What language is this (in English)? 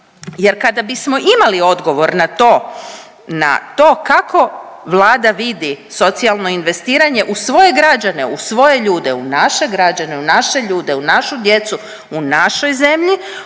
Croatian